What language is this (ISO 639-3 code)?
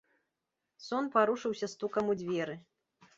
bel